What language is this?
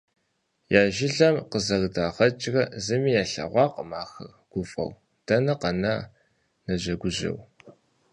Kabardian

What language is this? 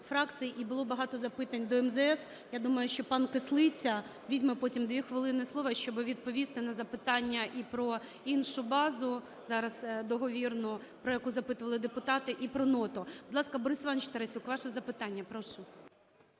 Ukrainian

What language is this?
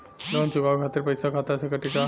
Bhojpuri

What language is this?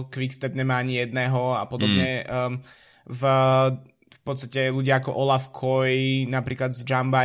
Slovak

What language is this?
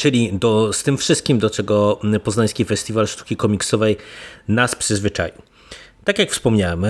Polish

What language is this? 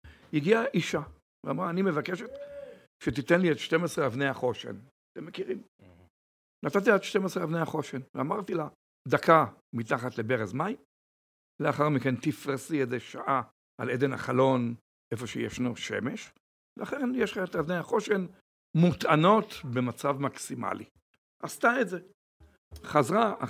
Hebrew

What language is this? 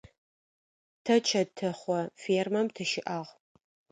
Adyghe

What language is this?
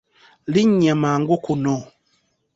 Ganda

